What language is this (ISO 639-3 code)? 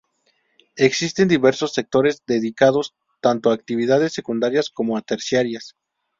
spa